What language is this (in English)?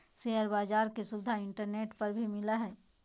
Magahi